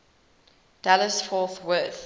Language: English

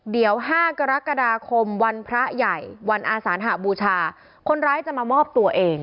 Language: Thai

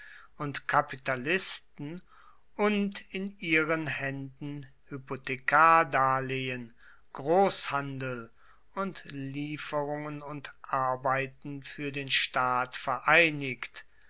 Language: German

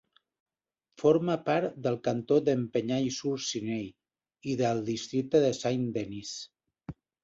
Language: Catalan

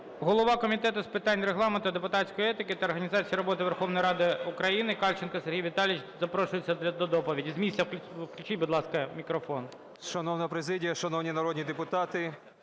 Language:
Ukrainian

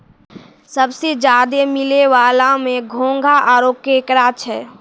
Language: Maithili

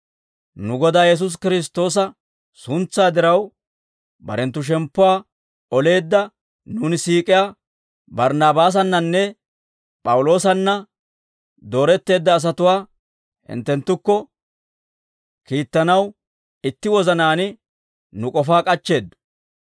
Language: Dawro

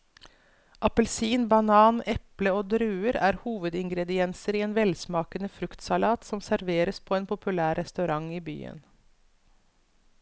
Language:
Norwegian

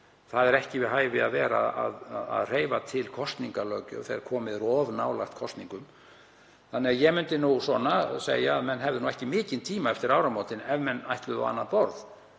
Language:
Icelandic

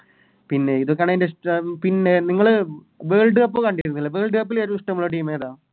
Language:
Malayalam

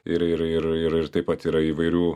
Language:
Lithuanian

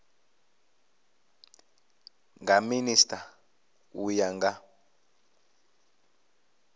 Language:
Venda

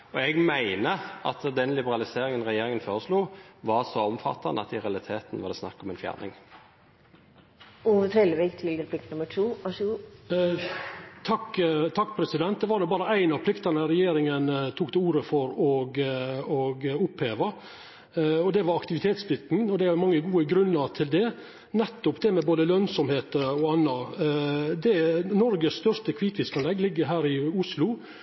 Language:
Norwegian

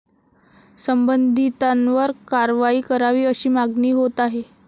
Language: Marathi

